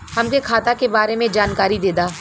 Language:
Bhojpuri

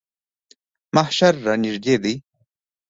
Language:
Pashto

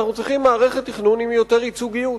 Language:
Hebrew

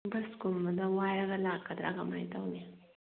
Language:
Manipuri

